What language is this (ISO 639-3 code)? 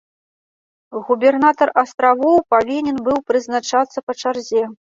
bel